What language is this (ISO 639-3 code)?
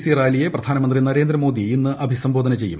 mal